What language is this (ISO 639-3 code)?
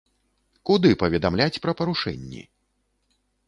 bel